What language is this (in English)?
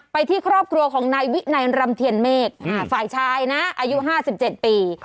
Thai